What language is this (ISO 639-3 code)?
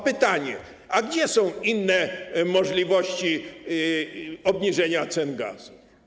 pol